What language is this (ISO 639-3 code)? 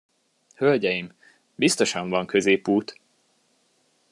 hun